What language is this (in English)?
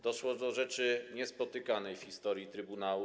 Polish